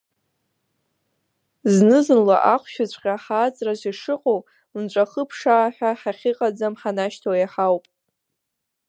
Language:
Abkhazian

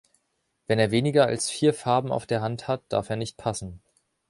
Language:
German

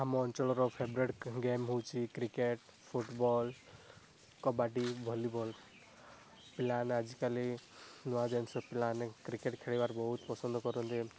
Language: Odia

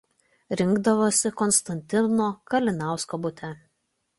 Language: Lithuanian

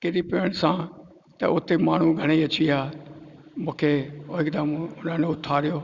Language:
Sindhi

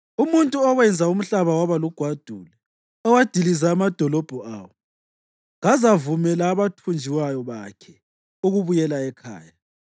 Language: North Ndebele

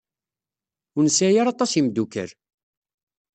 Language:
Kabyle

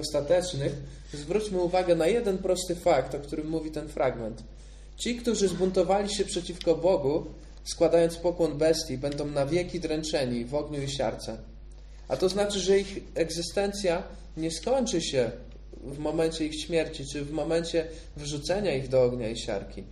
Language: Polish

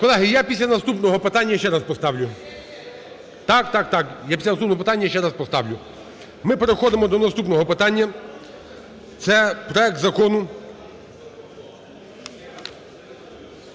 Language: Ukrainian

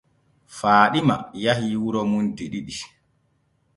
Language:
Borgu Fulfulde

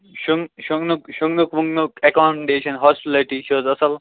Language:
Kashmiri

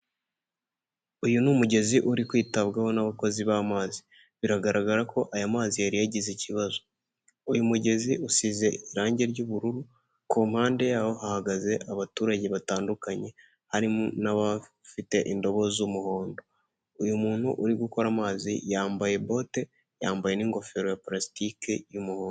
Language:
Kinyarwanda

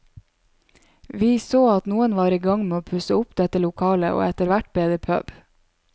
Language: Norwegian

